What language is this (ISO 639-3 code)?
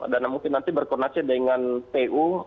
ind